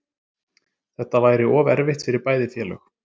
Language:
Icelandic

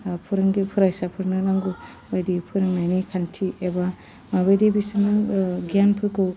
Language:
Bodo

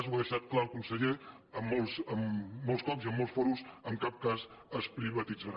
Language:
Catalan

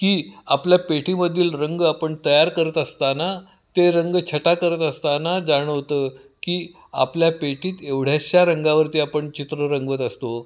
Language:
Marathi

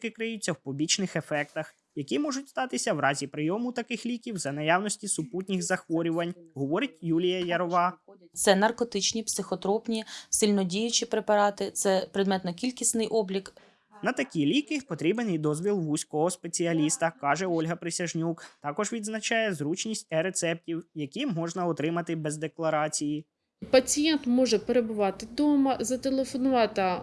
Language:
Ukrainian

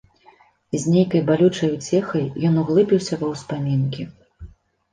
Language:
Belarusian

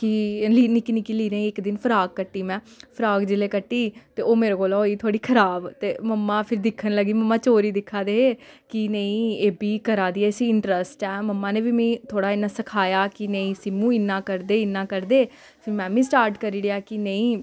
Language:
Dogri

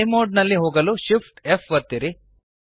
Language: Kannada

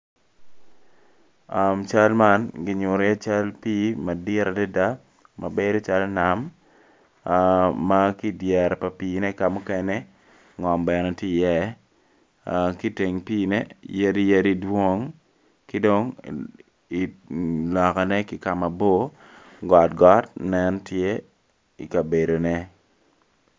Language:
Acoli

